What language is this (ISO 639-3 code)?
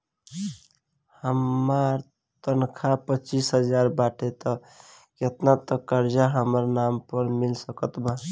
bho